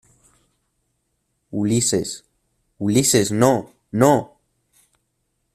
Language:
Spanish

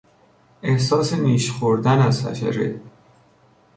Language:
Persian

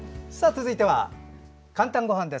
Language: Japanese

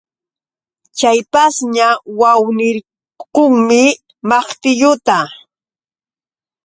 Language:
Yauyos Quechua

